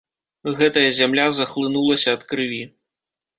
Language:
Belarusian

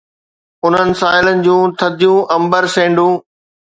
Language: Sindhi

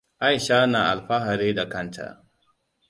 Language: Hausa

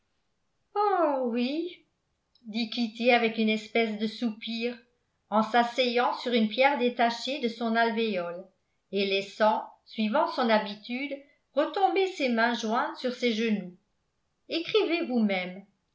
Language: French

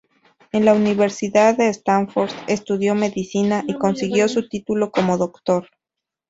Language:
Spanish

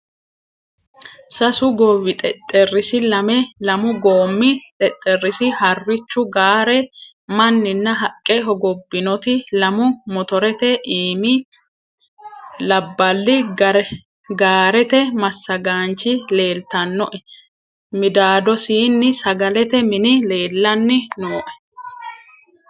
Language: Sidamo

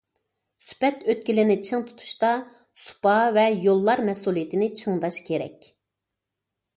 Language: Uyghur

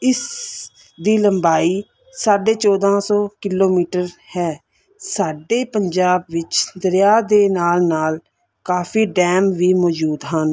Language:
Punjabi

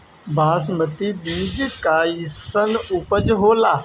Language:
Bhojpuri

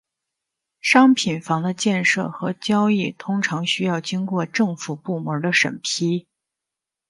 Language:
Chinese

